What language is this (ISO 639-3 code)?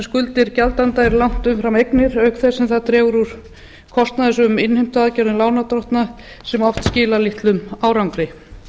isl